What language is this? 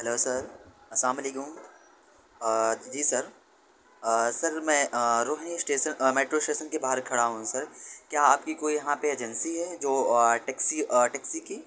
Urdu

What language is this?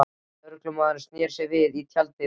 Icelandic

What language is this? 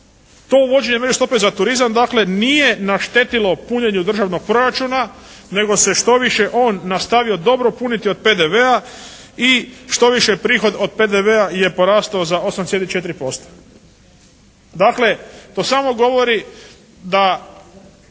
Croatian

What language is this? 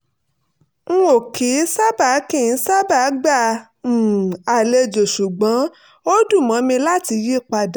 Yoruba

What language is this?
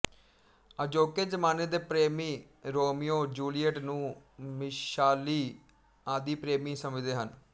Punjabi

